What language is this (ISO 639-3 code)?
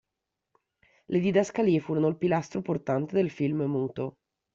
ita